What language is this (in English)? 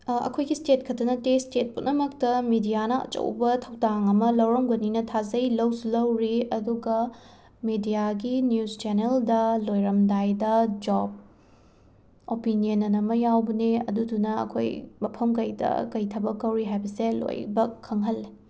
Manipuri